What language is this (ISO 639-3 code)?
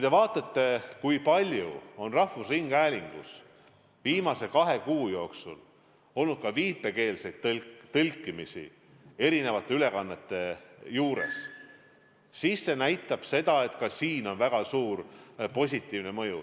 est